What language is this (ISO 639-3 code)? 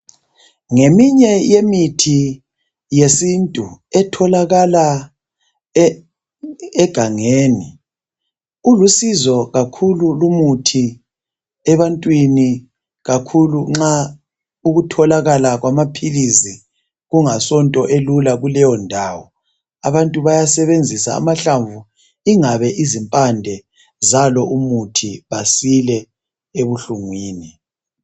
nde